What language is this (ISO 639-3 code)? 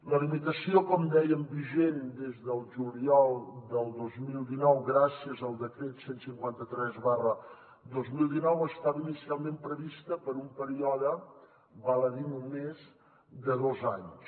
cat